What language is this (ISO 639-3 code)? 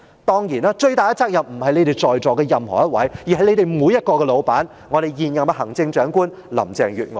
yue